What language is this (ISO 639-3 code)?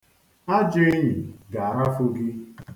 ibo